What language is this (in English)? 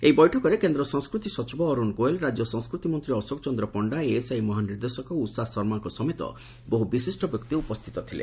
Odia